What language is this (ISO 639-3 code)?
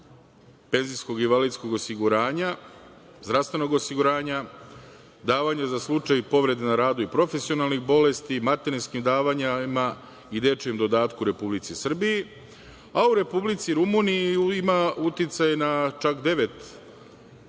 srp